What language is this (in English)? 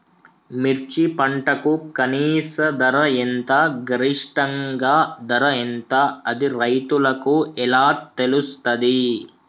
Telugu